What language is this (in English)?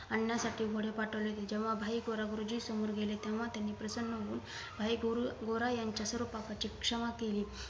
Marathi